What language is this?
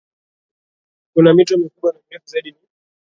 Swahili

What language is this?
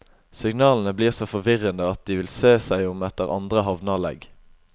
Norwegian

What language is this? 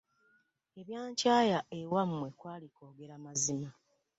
Ganda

